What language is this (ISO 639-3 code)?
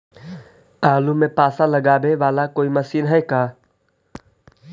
mag